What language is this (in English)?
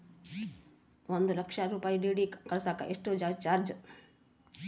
Kannada